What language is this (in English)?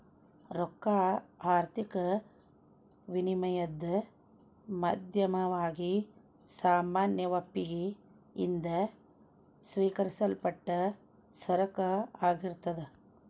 Kannada